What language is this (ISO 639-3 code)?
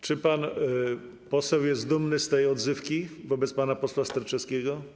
pol